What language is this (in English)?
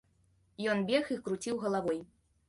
Belarusian